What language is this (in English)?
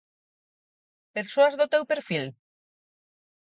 Galician